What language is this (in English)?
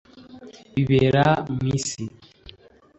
Kinyarwanda